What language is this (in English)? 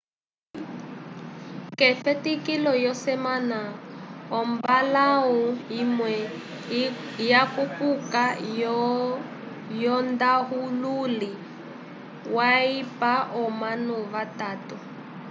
Umbundu